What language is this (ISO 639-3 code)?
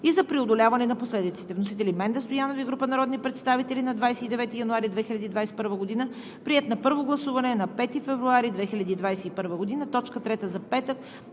bul